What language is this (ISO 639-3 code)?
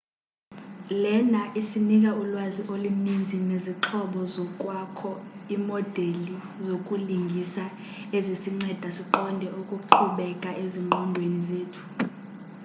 xho